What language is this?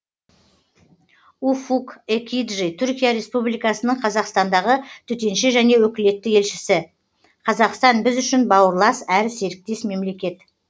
Kazakh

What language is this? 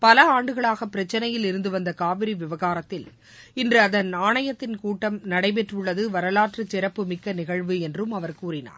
Tamil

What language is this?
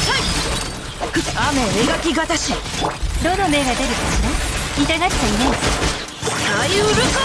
Japanese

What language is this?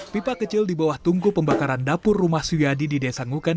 Indonesian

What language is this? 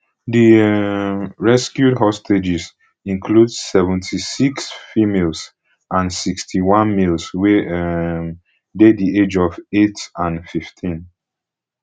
Nigerian Pidgin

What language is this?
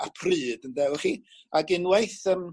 Welsh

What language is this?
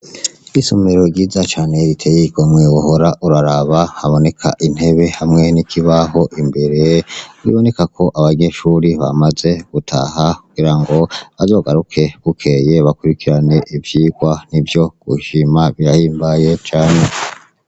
Rundi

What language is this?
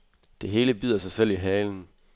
Danish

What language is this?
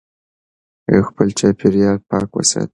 Pashto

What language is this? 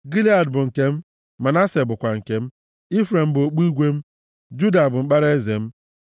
Igbo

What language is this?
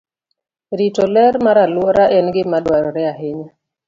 Luo (Kenya and Tanzania)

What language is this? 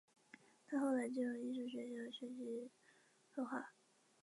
Chinese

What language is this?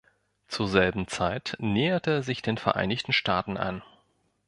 German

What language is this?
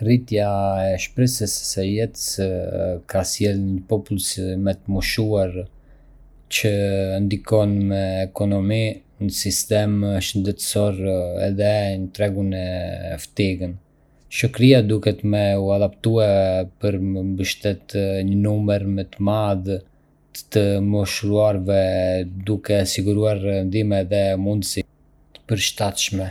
Arbëreshë Albanian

